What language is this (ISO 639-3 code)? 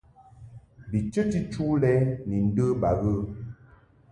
mhk